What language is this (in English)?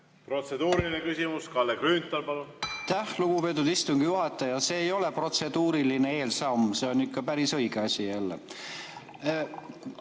Estonian